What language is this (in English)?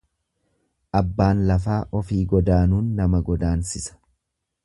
Oromo